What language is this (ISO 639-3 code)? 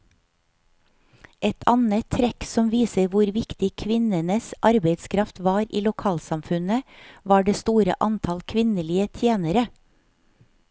nor